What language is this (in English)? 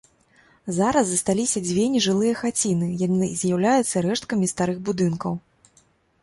Belarusian